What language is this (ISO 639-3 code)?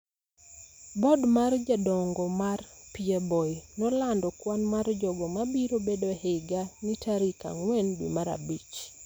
luo